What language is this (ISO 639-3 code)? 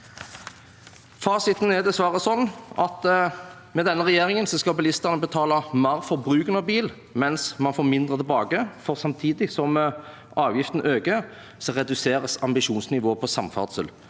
nor